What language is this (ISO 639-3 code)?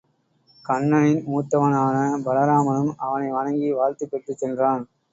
tam